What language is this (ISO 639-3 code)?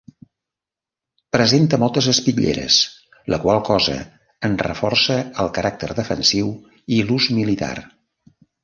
cat